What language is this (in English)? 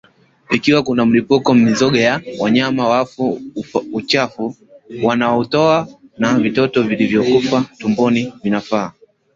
Swahili